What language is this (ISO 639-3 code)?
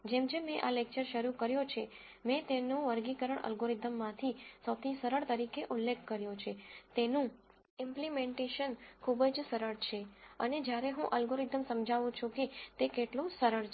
guj